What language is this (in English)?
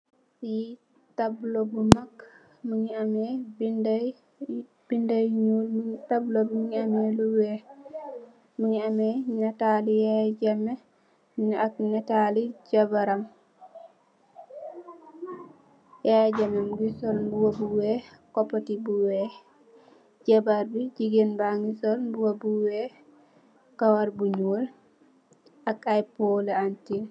Wolof